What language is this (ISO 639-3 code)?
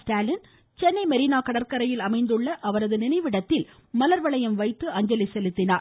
tam